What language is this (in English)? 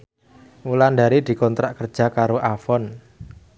Javanese